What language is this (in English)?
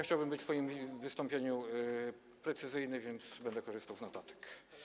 Polish